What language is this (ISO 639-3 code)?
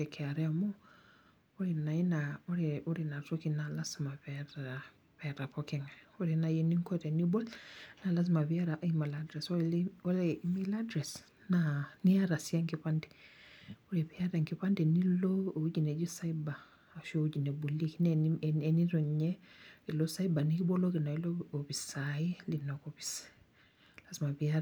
mas